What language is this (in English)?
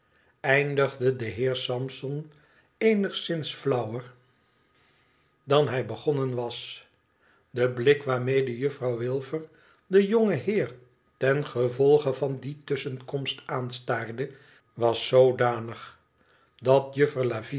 Dutch